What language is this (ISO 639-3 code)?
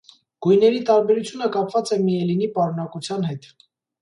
hye